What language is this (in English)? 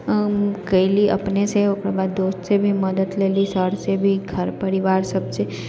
Maithili